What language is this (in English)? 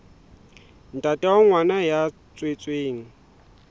Southern Sotho